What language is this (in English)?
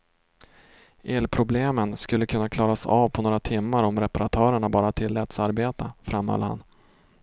Swedish